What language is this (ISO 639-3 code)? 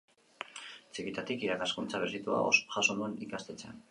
eus